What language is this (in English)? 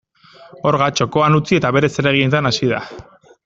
Basque